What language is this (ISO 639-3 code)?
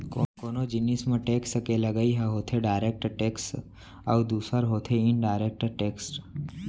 hne